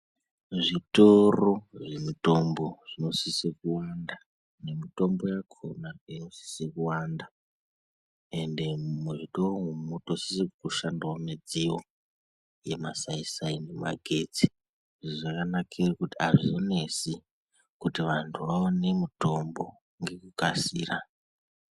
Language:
Ndau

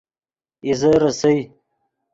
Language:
Yidgha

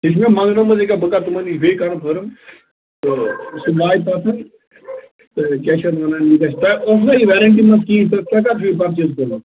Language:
Kashmiri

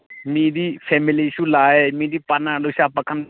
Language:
Manipuri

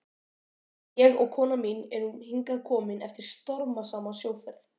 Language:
Icelandic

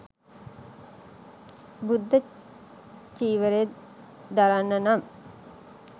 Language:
Sinhala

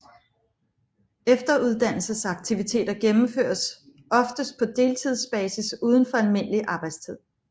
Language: Danish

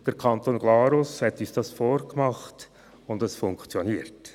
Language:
Swiss German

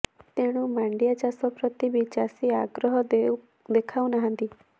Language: Odia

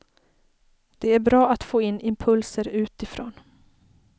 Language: Swedish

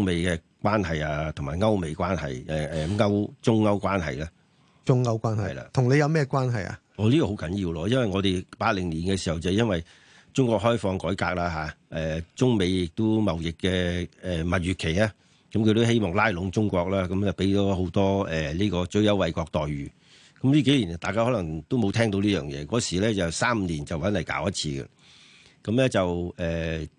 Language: Chinese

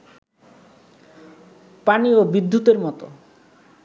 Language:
Bangla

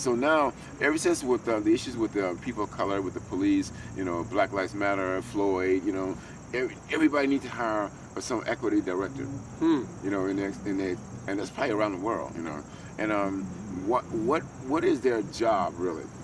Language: English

